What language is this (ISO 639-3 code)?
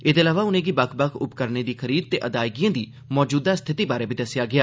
doi